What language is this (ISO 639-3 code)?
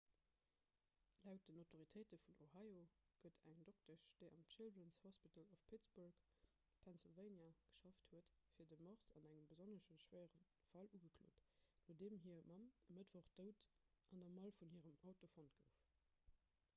ltz